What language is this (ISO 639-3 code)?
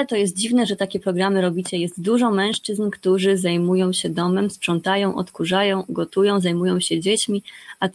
pol